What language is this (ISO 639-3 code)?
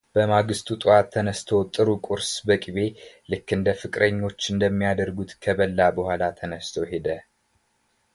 amh